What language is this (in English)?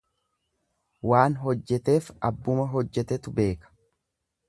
Oromo